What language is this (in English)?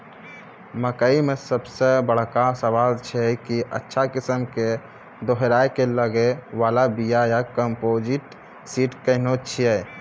Maithili